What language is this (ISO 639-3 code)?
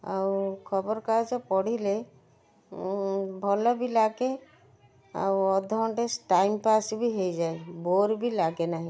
ori